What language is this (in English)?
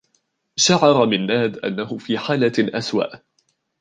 Arabic